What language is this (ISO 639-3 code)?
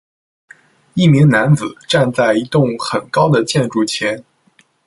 zho